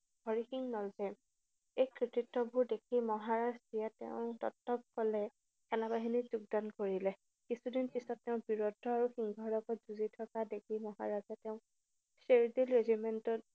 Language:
Assamese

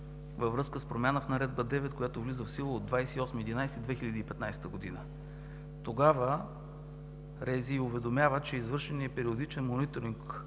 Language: Bulgarian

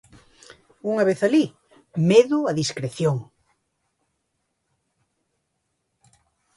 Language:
Galician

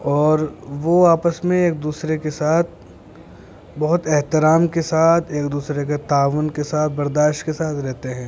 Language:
Urdu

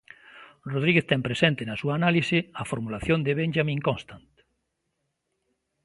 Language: Galician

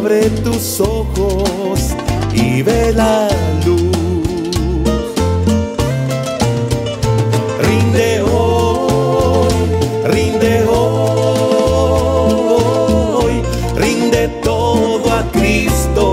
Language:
Spanish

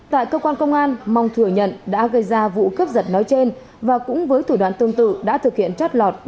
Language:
Vietnamese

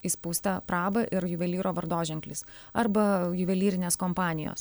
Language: Lithuanian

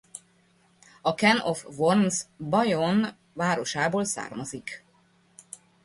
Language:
Hungarian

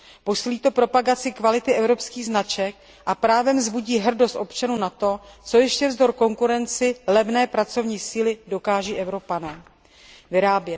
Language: Czech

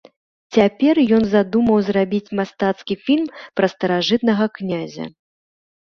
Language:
Belarusian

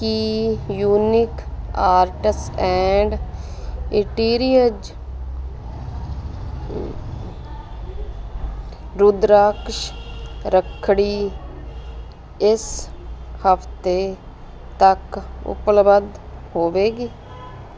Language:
Punjabi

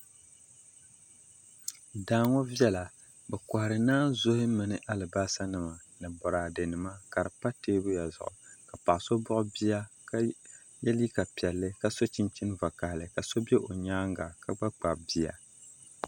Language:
Dagbani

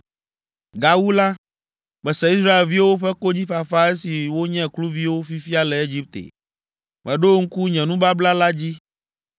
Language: Ewe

